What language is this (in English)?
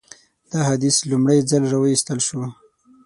Pashto